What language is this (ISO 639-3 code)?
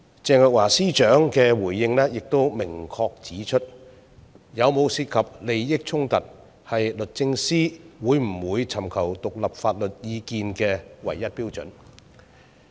yue